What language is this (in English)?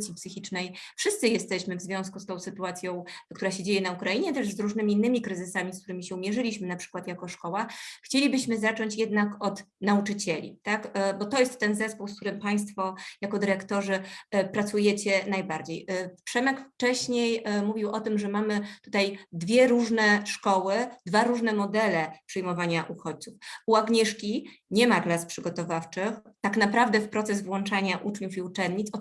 Polish